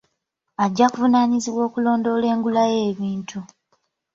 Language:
Ganda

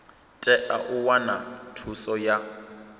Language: Venda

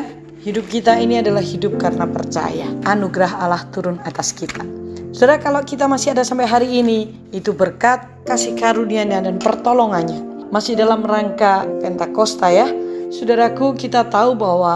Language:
Indonesian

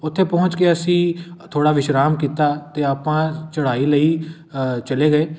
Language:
Punjabi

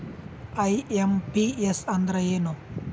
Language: Kannada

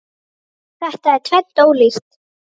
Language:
Icelandic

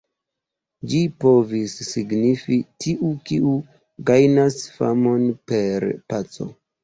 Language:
Esperanto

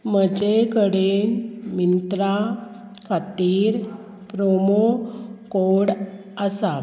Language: Konkani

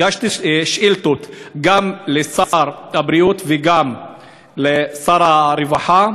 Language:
Hebrew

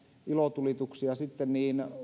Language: Finnish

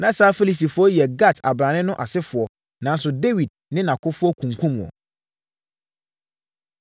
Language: Akan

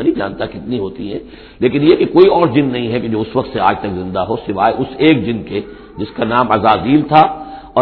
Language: Urdu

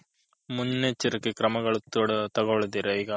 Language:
Kannada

